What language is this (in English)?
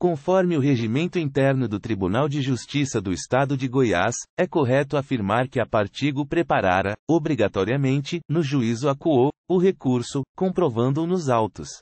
Portuguese